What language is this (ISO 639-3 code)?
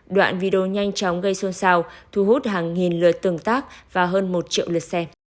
vie